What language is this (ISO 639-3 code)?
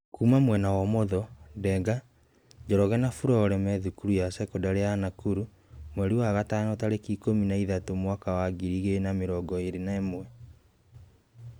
kik